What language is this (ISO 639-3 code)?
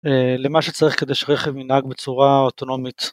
heb